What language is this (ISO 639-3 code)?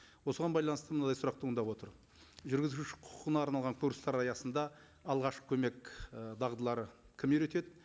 kaz